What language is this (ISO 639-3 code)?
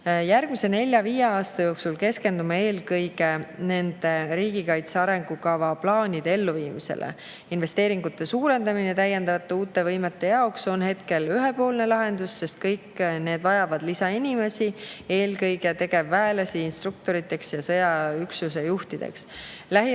est